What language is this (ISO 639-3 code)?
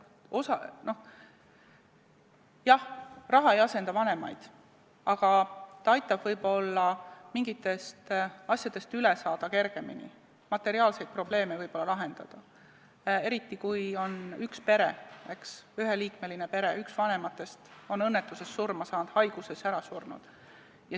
est